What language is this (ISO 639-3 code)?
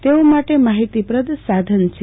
guj